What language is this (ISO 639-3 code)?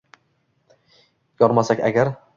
uzb